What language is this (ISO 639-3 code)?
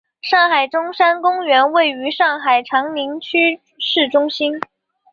zho